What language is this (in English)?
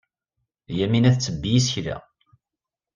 Kabyle